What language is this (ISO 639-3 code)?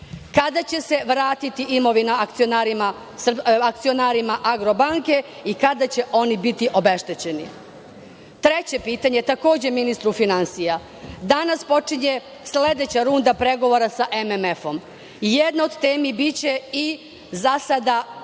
srp